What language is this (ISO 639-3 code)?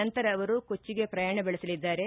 kan